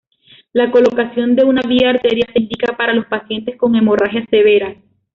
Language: Spanish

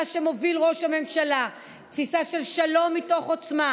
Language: Hebrew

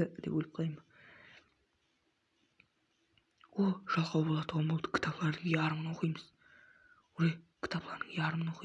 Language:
Turkish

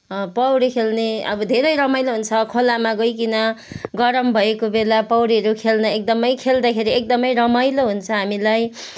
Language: Nepali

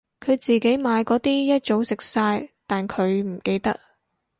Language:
Cantonese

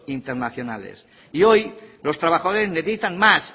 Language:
Spanish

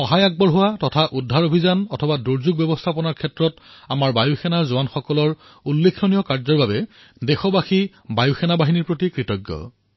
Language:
Assamese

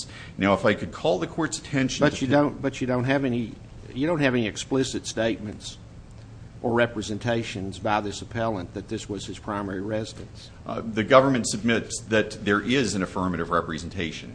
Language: English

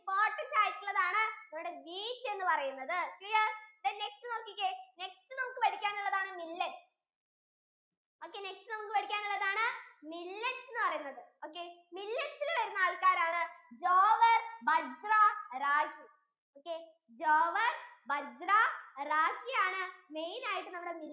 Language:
Malayalam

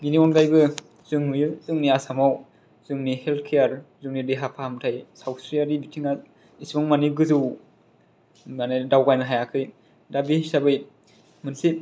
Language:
Bodo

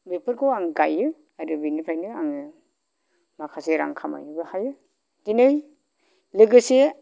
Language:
Bodo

